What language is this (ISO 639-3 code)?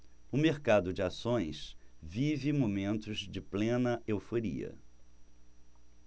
por